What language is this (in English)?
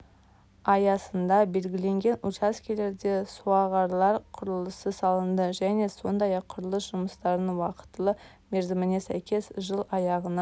Kazakh